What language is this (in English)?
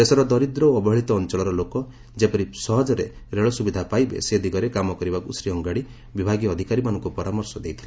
Odia